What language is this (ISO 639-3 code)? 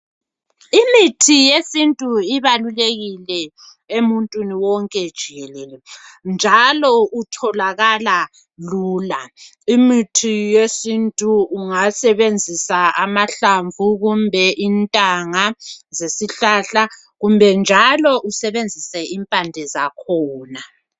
nde